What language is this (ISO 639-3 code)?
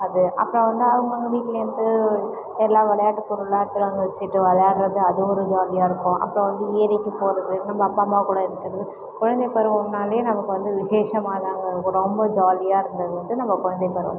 tam